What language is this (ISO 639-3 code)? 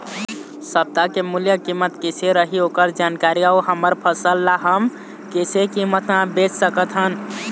hne